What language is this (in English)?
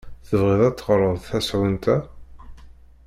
Kabyle